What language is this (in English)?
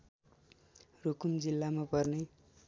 Nepali